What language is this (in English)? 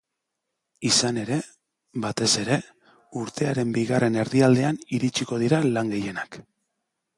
Basque